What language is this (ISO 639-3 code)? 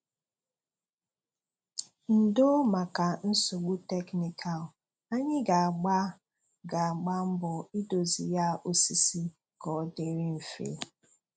ibo